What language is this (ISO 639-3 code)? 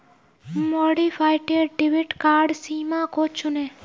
hin